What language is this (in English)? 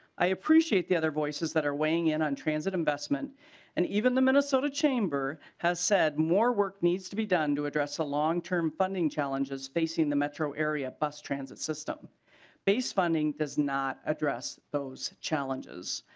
English